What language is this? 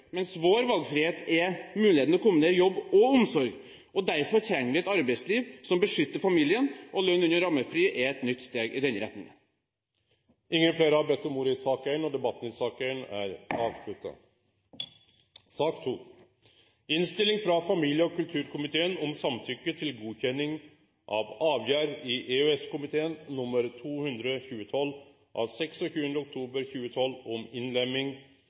Norwegian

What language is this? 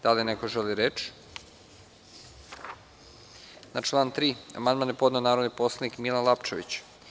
Serbian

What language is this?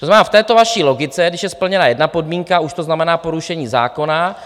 Czech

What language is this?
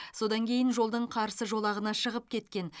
Kazakh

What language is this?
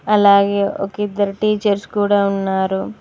Telugu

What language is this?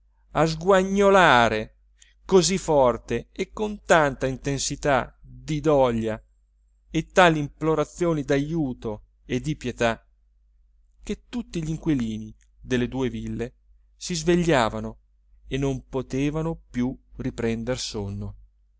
Italian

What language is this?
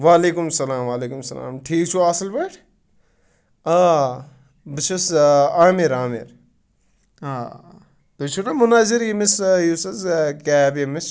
Kashmiri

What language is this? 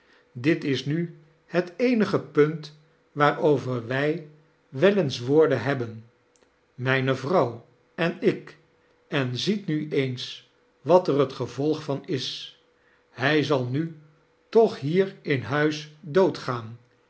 Dutch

